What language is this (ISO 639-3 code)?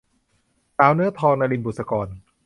tha